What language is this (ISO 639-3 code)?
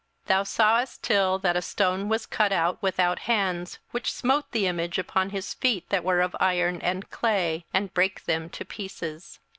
eng